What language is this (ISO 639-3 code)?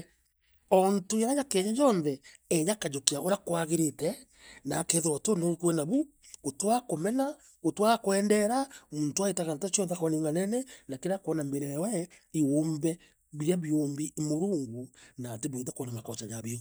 mer